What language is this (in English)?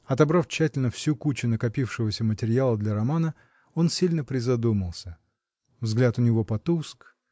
Russian